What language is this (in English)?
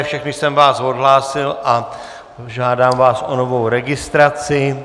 Czech